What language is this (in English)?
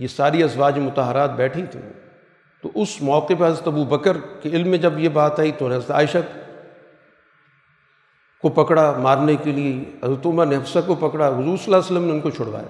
Urdu